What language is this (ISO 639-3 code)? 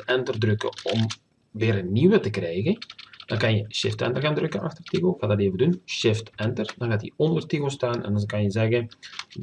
nld